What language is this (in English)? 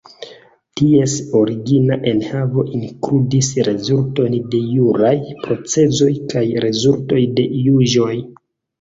Esperanto